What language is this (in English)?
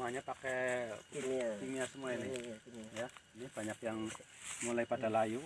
Indonesian